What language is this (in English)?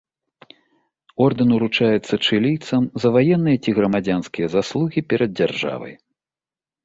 Belarusian